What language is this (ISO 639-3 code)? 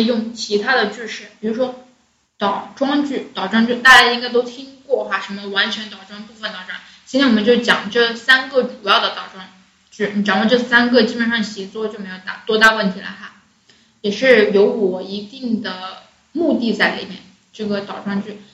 zho